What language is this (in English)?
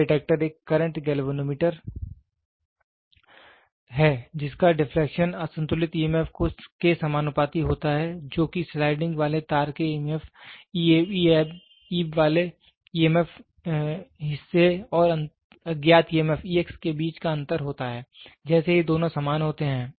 Hindi